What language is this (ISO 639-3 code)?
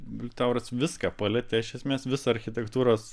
lit